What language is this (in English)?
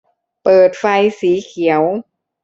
Thai